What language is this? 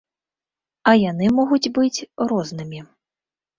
Belarusian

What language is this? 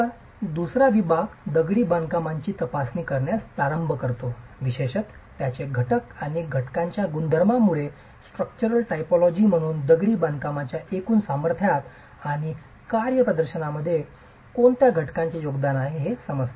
Marathi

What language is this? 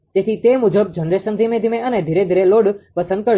Gujarati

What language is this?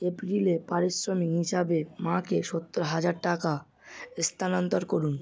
Bangla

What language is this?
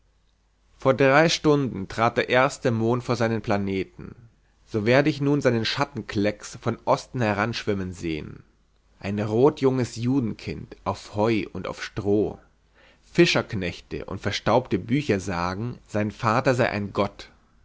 German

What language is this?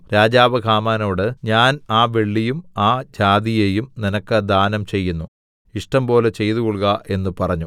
Malayalam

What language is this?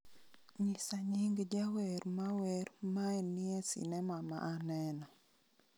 Luo (Kenya and Tanzania)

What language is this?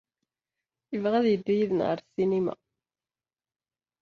Kabyle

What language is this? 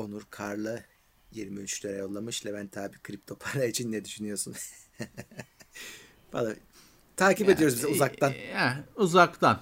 Turkish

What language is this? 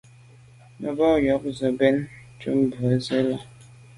Medumba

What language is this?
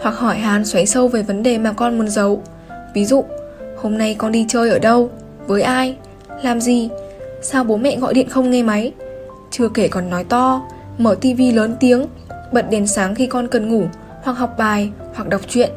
Vietnamese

